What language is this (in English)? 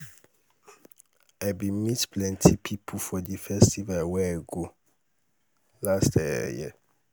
Nigerian Pidgin